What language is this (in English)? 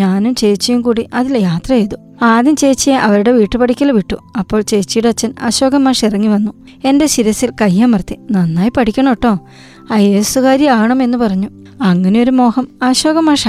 Malayalam